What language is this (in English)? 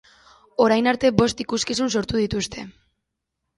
Basque